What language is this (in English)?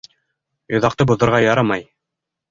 Bashkir